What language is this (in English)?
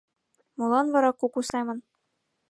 Mari